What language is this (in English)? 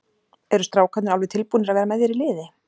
Icelandic